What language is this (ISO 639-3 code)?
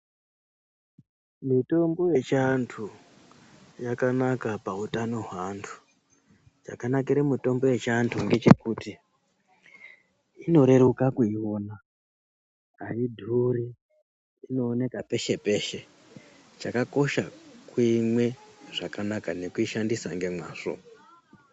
ndc